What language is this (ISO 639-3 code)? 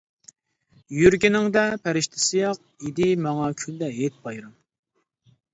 uig